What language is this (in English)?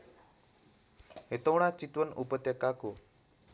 Nepali